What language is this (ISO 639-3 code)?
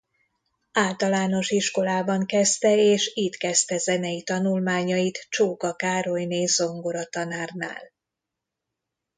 hun